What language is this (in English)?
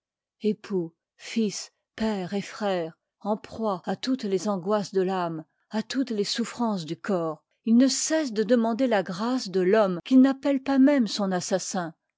French